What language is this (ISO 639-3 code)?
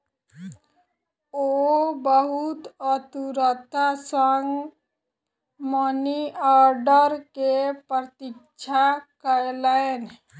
mai